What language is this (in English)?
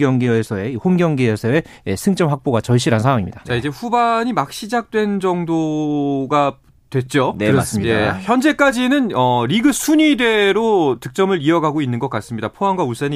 Korean